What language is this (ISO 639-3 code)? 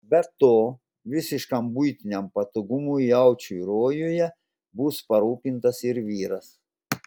lit